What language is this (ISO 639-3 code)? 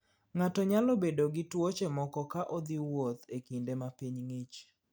luo